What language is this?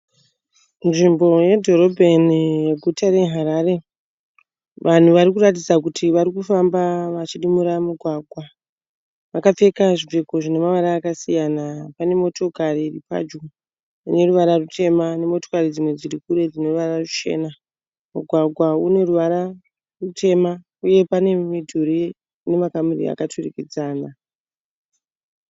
Shona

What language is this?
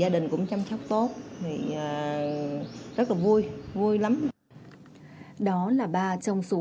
Vietnamese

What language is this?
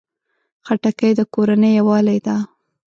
Pashto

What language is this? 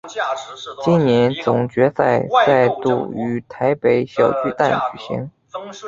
Chinese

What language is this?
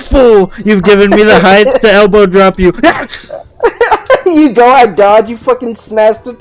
English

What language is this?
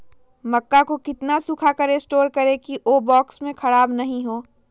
Magahi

